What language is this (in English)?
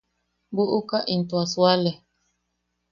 Yaqui